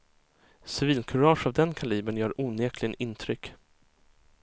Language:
Swedish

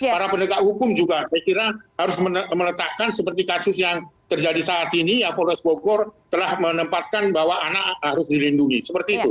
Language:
Indonesian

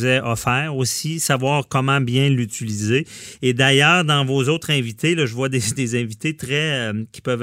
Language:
French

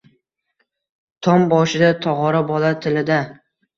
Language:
Uzbek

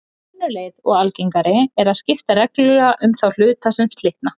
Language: Icelandic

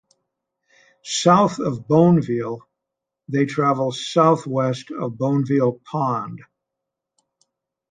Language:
English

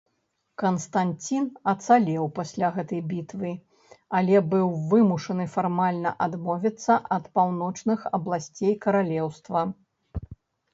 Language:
Belarusian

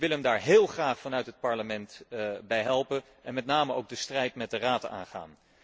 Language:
Dutch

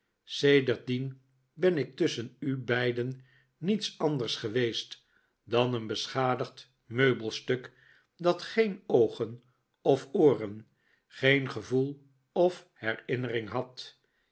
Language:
Dutch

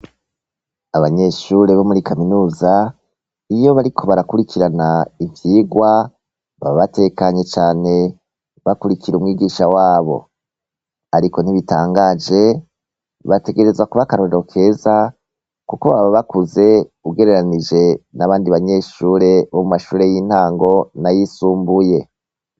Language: Rundi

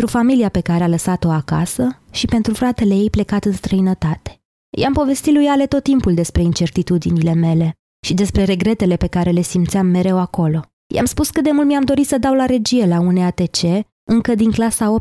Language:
Romanian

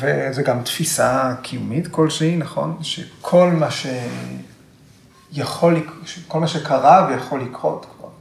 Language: Hebrew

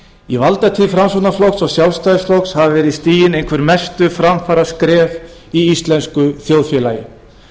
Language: Icelandic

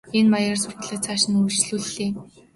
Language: Mongolian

